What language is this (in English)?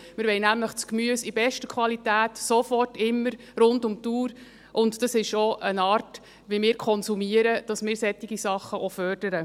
Swiss German